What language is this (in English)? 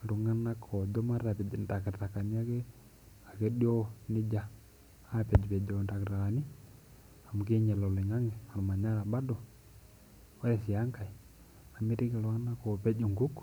Masai